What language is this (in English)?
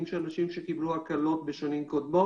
Hebrew